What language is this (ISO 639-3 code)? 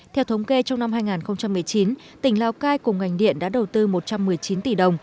vie